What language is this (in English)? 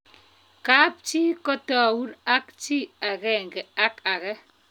Kalenjin